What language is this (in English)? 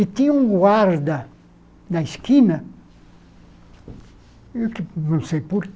Portuguese